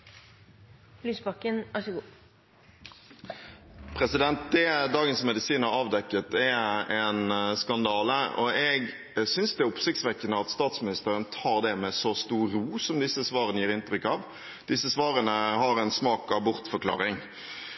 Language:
Norwegian Bokmål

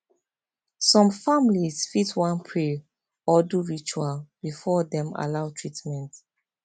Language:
Nigerian Pidgin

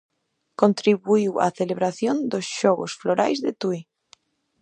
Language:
Galician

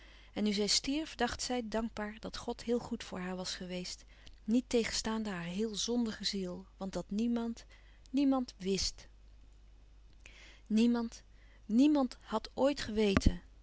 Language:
Dutch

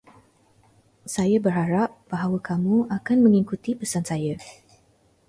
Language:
Malay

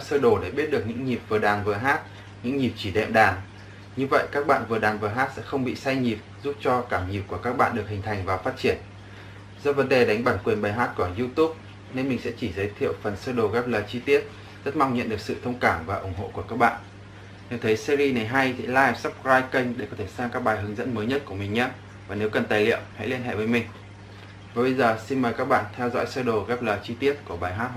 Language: Vietnamese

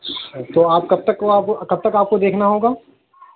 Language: Urdu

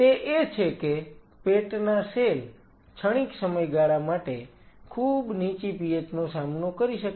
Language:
Gujarati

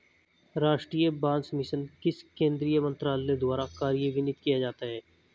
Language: Hindi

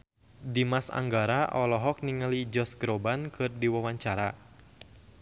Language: Sundanese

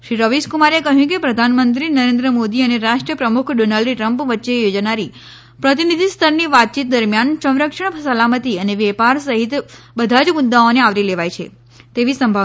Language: Gujarati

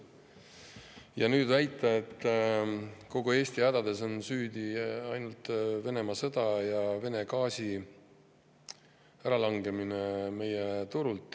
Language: Estonian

